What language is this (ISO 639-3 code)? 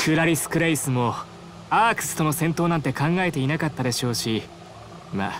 jpn